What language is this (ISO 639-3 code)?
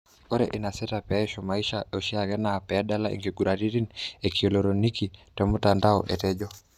mas